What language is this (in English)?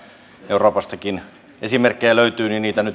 Finnish